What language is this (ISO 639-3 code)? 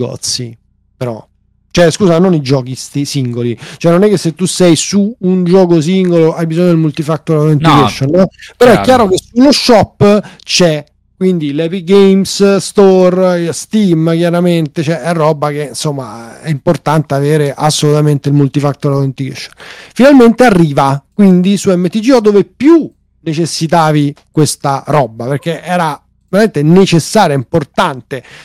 ita